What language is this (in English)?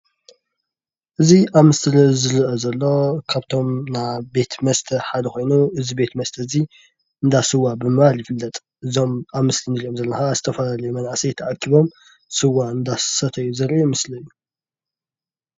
Tigrinya